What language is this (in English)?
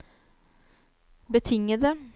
Norwegian